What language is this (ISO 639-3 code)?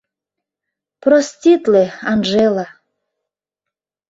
chm